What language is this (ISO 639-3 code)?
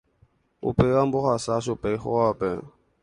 grn